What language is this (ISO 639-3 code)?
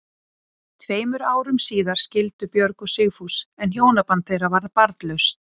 isl